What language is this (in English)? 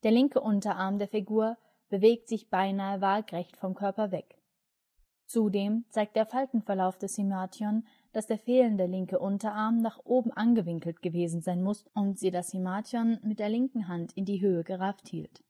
German